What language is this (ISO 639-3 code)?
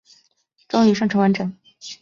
zho